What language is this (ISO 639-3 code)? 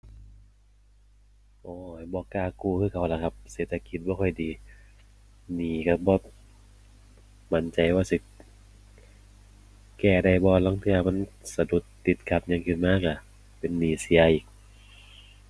tha